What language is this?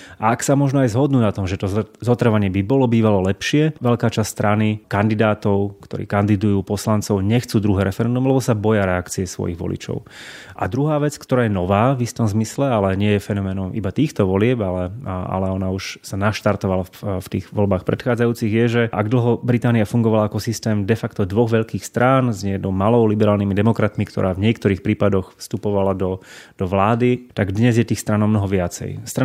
Slovak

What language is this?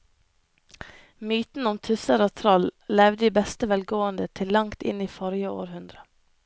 Norwegian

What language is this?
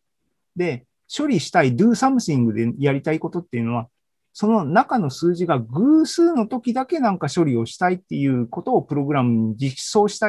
Japanese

